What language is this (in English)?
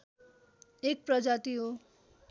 Nepali